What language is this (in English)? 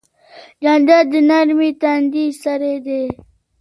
Pashto